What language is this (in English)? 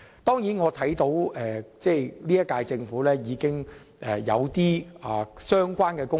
Cantonese